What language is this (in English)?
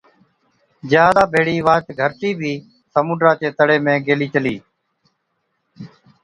Od